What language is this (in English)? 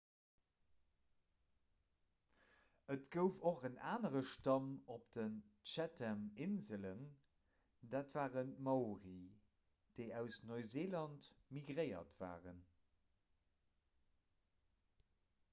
Luxembourgish